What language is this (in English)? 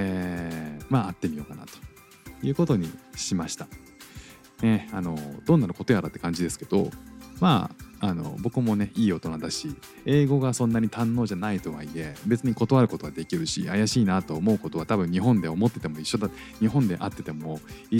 Japanese